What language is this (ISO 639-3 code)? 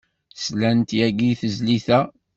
kab